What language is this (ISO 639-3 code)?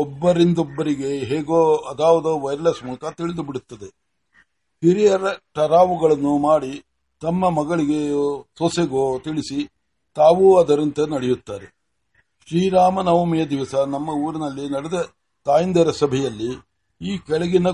kan